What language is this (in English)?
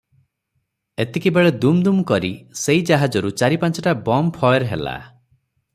Odia